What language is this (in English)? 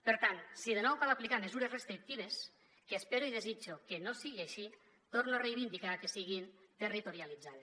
Catalan